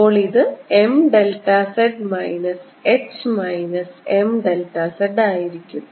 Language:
Malayalam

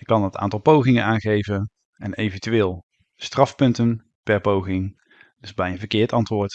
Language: Dutch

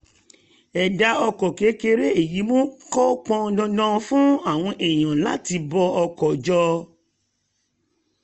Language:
Yoruba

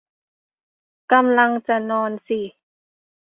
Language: Thai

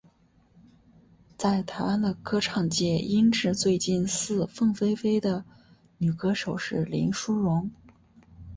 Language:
Chinese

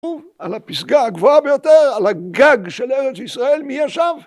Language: Hebrew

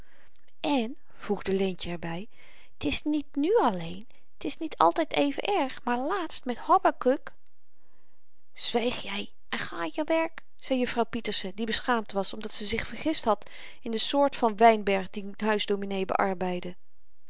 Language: Dutch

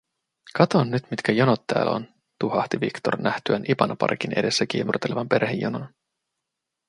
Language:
Finnish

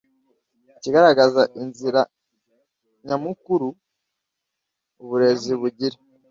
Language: Kinyarwanda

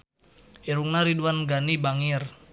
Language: Sundanese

